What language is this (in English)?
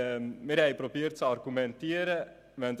Swiss German